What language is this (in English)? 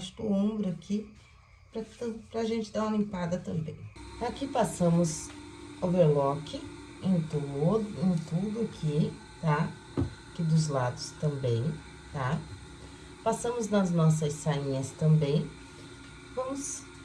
Portuguese